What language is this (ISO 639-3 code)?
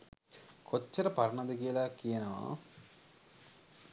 sin